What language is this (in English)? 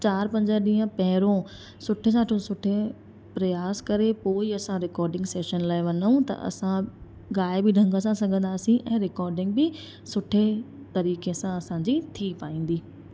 Sindhi